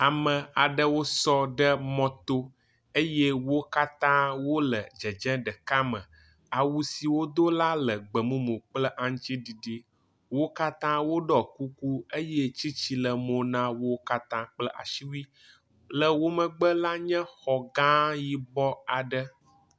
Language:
Ewe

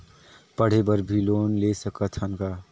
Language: Chhattisgarhi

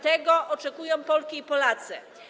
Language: Polish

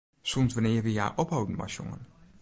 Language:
Western Frisian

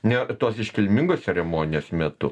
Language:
Lithuanian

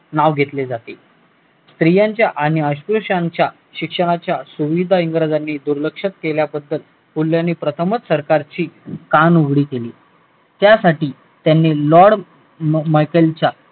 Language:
Marathi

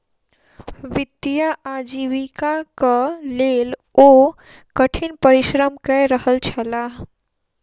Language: Maithili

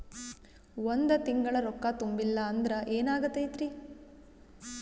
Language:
Kannada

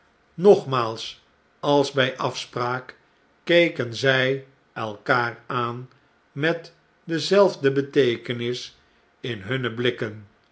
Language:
Dutch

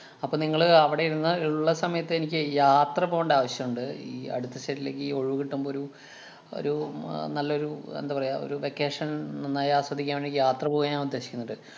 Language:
Malayalam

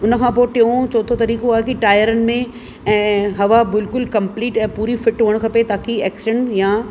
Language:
Sindhi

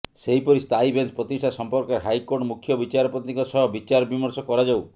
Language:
Odia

